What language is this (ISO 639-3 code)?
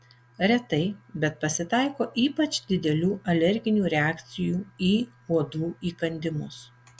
lit